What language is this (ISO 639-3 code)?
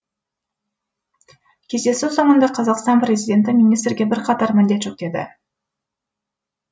kaz